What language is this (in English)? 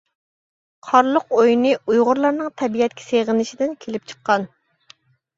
Uyghur